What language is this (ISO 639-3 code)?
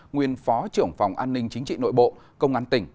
vie